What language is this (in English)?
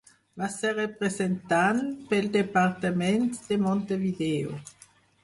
Catalan